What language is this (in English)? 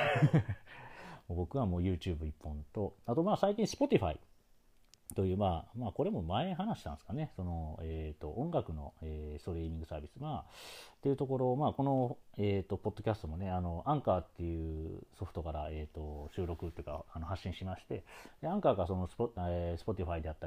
Japanese